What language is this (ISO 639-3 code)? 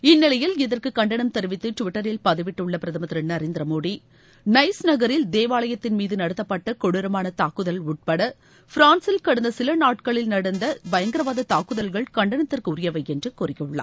tam